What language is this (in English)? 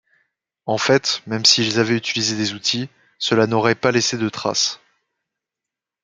French